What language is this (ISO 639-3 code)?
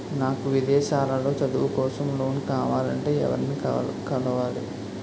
tel